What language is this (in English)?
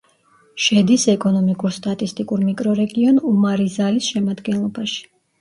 Georgian